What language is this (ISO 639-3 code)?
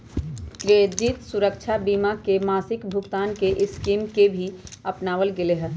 mag